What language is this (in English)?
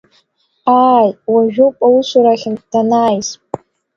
Abkhazian